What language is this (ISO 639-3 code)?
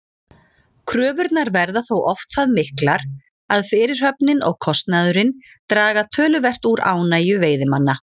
isl